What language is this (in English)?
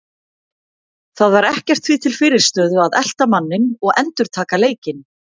Icelandic